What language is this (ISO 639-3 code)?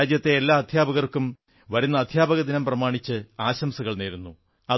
mal